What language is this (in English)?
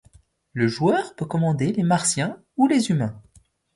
French